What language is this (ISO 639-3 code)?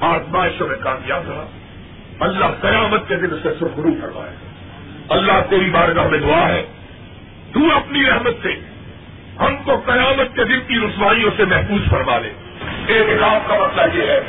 urd